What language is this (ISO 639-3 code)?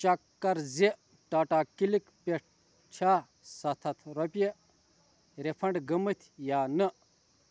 kas